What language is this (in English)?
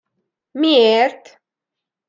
Hungarian